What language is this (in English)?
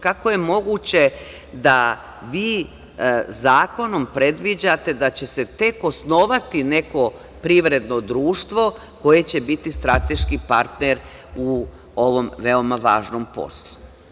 Serbian